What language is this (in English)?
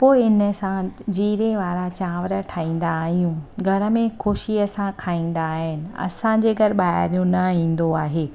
Sindhi